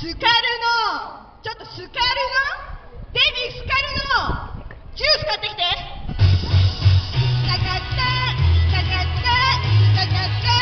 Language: Japanese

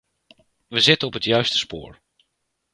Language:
Dutch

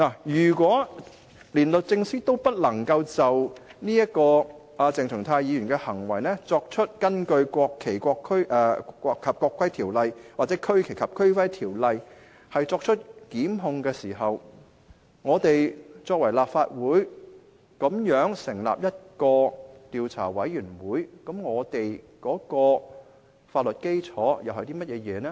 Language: Cantonese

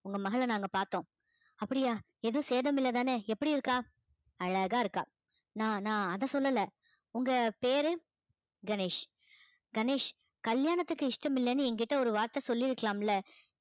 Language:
Tamil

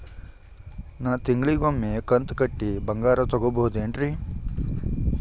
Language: Kannada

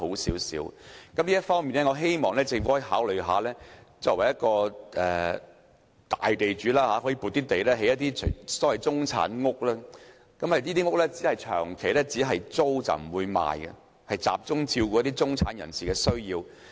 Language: Cantonese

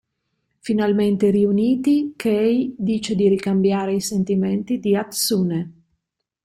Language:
Italian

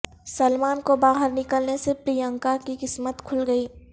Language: Urdu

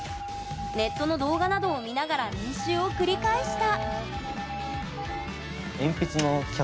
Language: Japanese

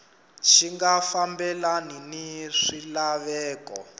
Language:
Tsonga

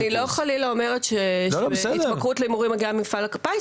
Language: Hebrew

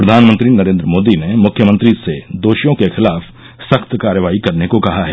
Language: Hindi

